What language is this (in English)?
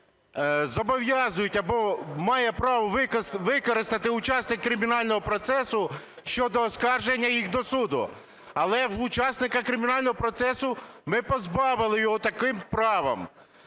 Ukrainian